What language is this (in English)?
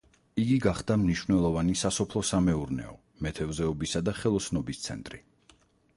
Georgian